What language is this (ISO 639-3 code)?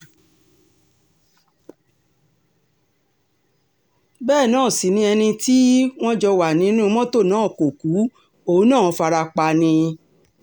yor